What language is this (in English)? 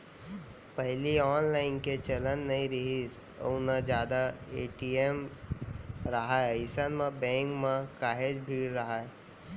Chhattisgarhi